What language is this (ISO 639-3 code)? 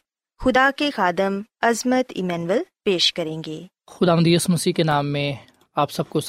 urd